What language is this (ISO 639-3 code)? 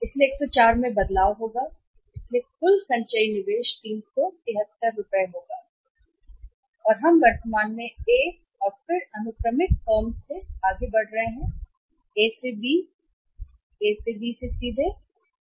hin